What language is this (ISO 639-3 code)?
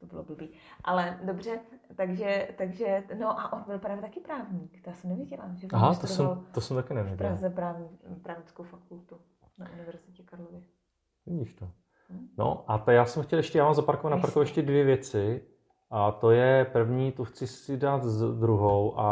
ces